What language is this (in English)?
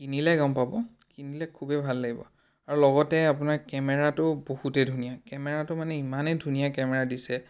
Assamese